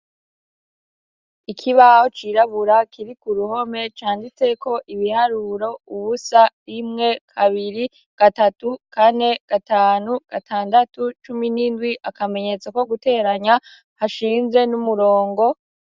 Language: Rundi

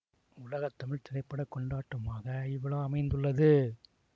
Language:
Tamil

